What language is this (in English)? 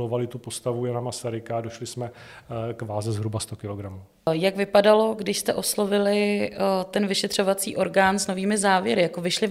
Czech